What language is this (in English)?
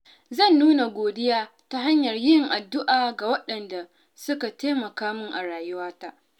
Hausa